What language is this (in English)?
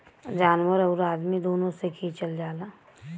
Bhojpuri